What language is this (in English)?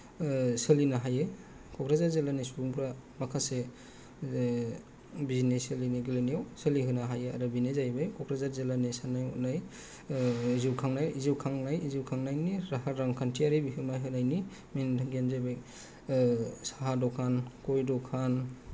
Bodo